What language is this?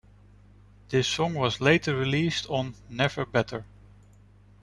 English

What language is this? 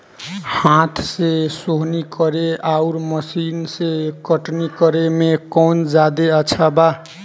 Bhojpuri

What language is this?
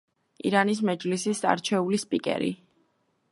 Georgian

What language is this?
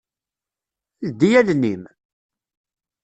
Kabyle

